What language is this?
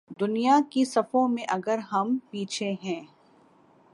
Urdu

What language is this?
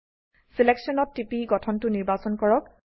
Assamese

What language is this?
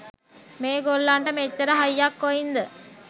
Sinhala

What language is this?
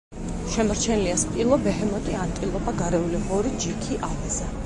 Georgian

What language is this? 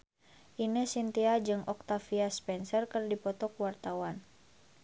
Sundanese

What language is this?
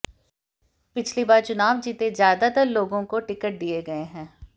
Hindi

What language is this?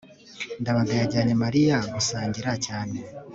Kinyarwanda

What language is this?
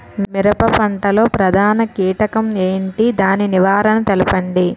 Telugu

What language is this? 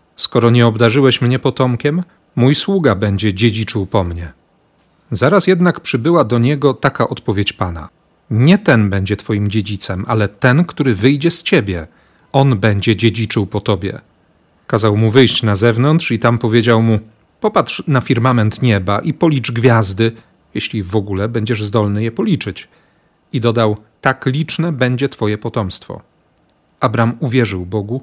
Polish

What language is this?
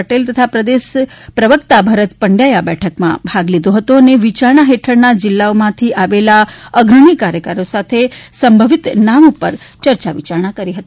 Gujarati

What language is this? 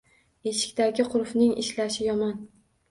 Uzbek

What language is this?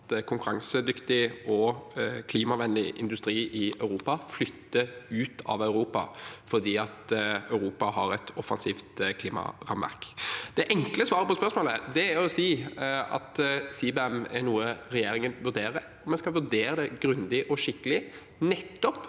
Norwegian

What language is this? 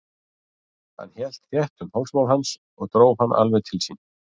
Icelandic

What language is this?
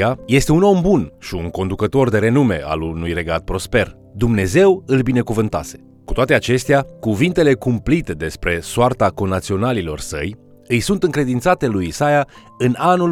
Romanian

